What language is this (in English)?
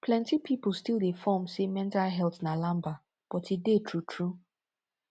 Nigerian Pidgin